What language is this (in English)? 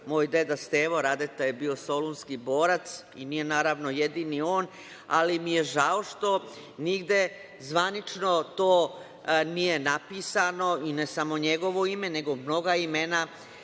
Serbian